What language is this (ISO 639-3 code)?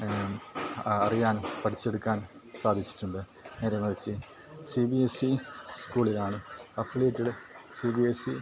mal